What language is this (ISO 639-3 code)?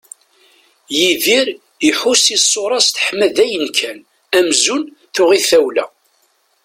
kab